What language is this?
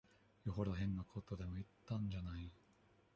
Japanese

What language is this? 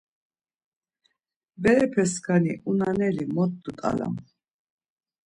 Laz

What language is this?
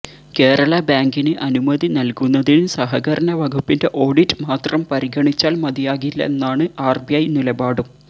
Malayalam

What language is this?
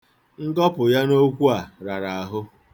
Igbo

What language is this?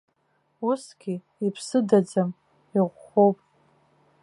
Abkhazian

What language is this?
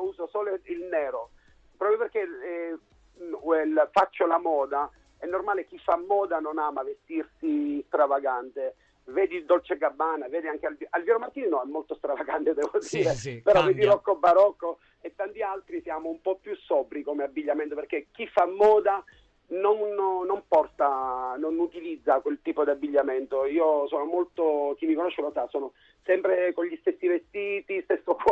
Italian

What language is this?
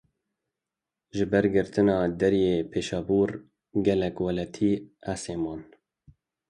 Kurdish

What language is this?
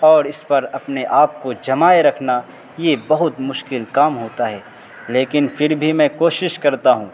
Urdu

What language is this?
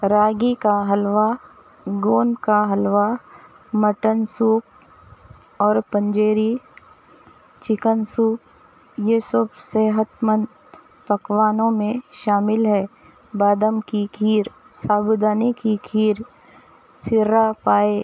Urdu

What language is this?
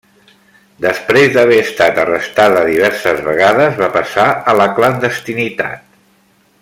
Catalan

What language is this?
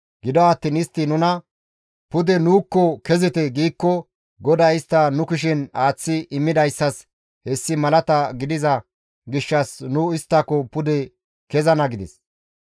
Gamo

